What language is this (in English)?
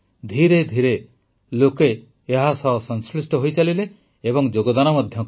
Odia